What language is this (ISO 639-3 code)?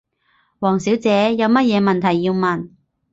yue